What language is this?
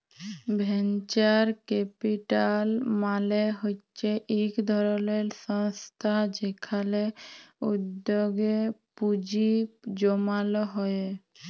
Bangla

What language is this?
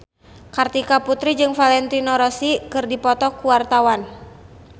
Sundanese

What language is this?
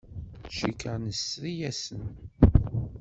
Kabyle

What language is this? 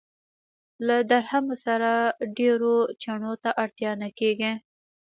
Pashto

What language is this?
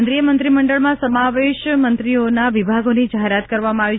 Gujarati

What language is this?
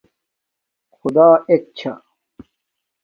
Domaaki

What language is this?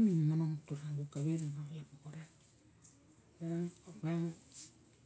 Barok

